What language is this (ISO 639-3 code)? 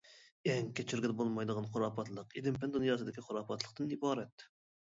uig